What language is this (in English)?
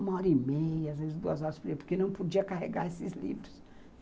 Portuguese